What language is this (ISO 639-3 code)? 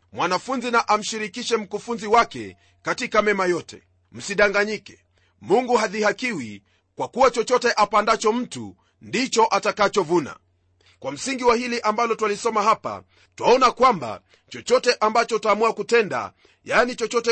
swa